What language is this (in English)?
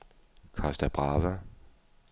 Danish